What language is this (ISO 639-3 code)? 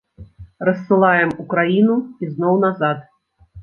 bel